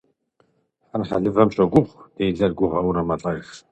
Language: Kabardian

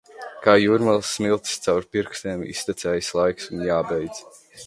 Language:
Latvian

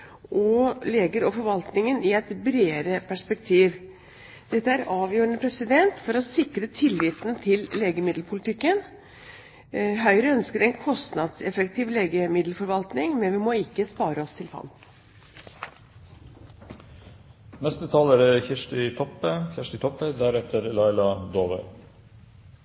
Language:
Norwegian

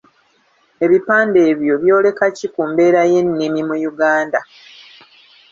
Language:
Ganda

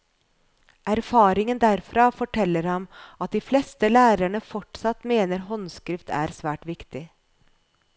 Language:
Norwegian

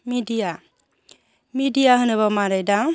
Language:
Bodo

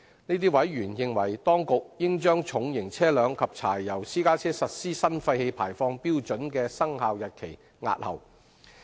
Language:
Cantonese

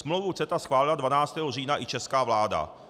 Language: Czech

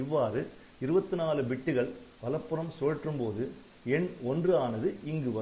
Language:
Tamil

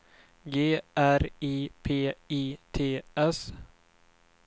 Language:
Swedish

